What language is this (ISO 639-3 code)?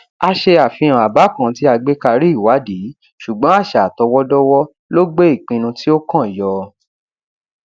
yor